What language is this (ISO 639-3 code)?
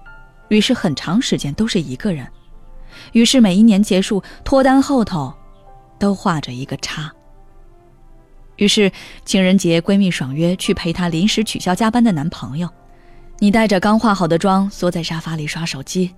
zho